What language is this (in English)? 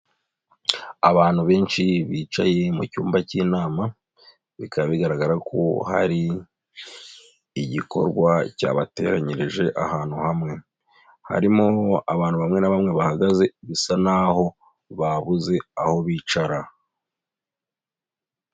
Kinyarwanda